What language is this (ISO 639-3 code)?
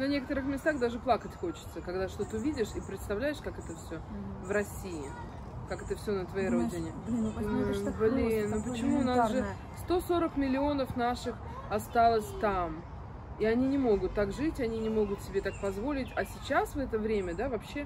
rus